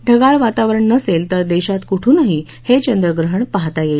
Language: Marathi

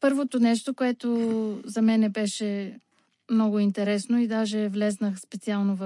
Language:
Bulgarian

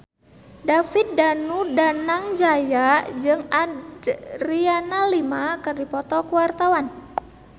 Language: Sundanese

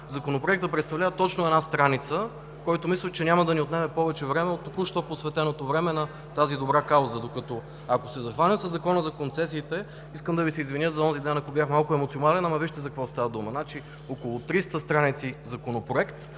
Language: Bulgarian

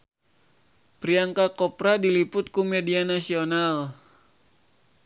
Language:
Sundanese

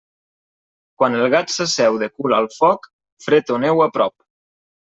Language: Catalan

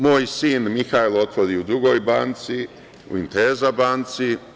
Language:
Serbian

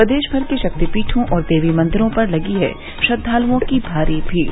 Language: Hindi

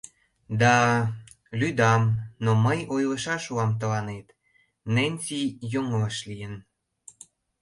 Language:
Mari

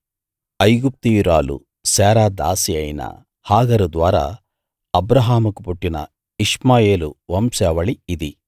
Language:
Telugu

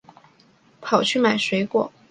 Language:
Chinese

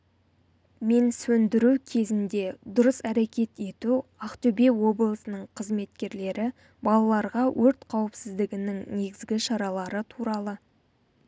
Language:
Kazakh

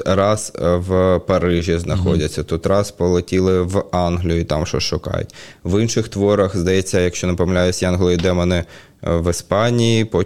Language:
Ukrainian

